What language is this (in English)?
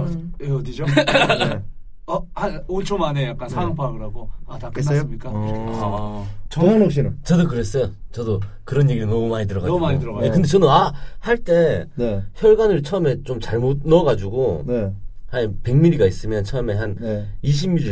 Korean